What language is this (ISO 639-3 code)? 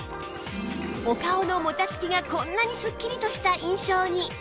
jpn